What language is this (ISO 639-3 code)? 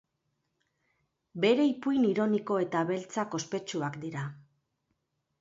eus